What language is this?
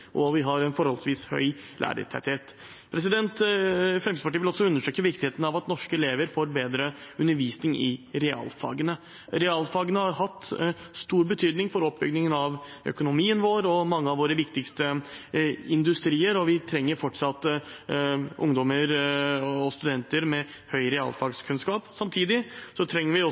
Norwegian Bokmål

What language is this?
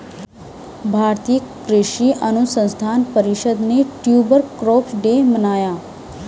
Hindi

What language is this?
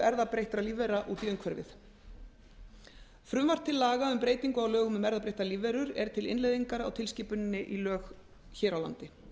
Icelandic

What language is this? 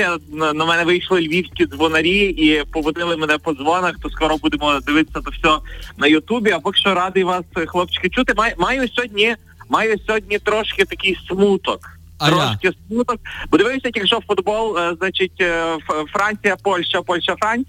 Ukrainian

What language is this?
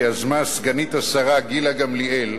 Hebrew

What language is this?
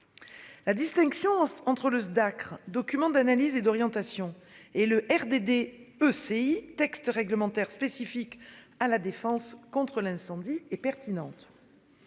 French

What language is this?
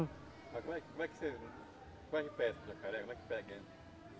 Portuguese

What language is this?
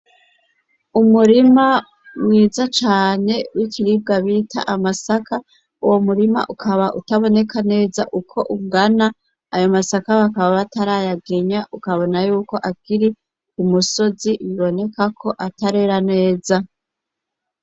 Rundi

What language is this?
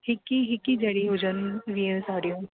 Sindhi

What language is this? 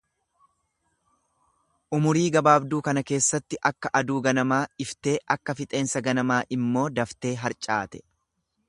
Oromo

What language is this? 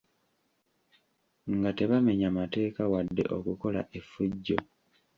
Ganda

